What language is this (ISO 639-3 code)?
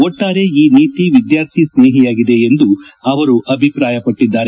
kan